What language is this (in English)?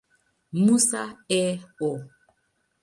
Swahili